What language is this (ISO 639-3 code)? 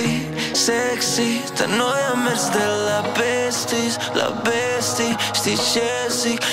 ron